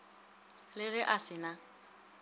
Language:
Northern Sotho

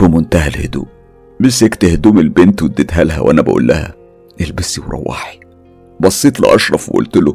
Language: Arabic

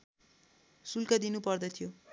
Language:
Nepali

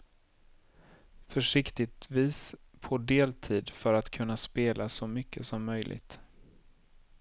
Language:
Swedish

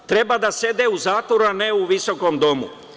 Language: Serbian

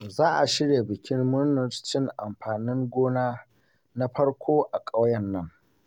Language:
Hausa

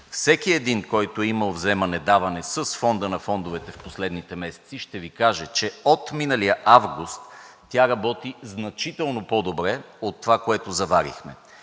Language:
Bulgarian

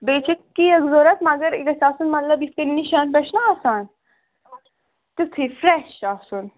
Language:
Kashmiri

